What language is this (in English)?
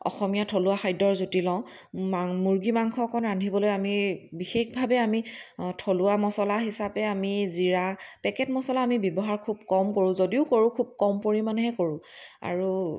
Assamese